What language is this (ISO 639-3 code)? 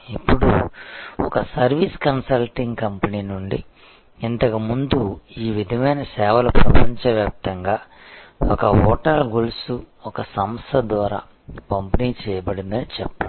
tel